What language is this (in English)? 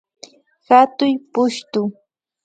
Imbabura Highland Quichua